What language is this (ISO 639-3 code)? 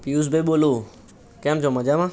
guj